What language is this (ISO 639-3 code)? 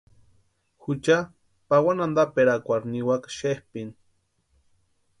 pua